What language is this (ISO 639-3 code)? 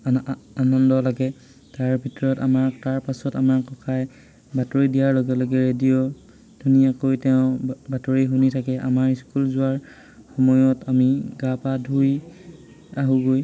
asm